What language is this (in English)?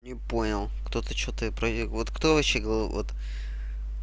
Russian